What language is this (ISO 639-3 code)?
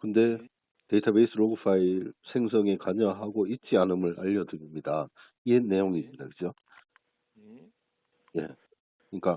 kor